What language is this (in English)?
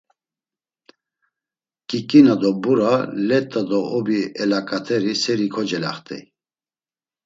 Laz